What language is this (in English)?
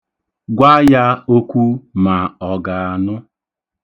Igbo